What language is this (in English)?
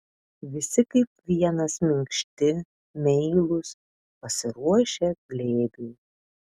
Lithuanian